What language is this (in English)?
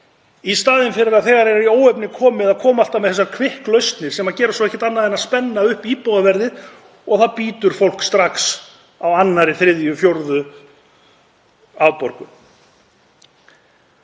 Icelandic